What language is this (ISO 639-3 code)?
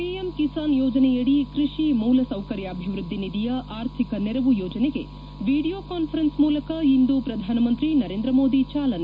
kan